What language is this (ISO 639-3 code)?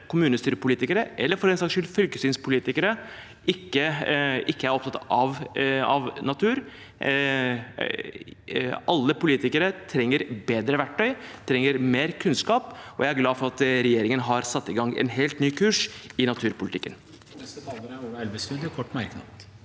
nor